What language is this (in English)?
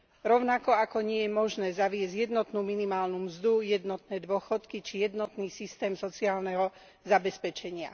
Slovak